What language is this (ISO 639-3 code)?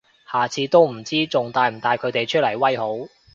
yue